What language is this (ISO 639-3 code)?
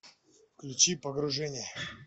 rus